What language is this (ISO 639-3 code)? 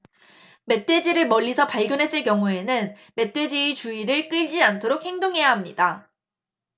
kor